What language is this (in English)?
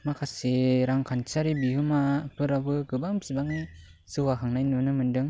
Bodo